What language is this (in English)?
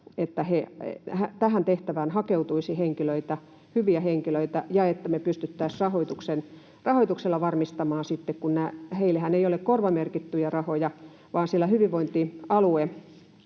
Finnish